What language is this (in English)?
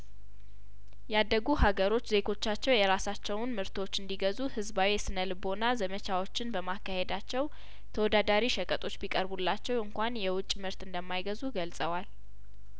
Amharic